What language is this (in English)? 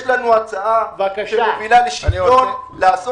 Hebrew